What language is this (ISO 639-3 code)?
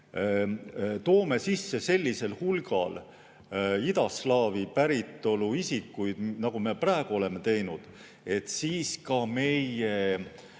est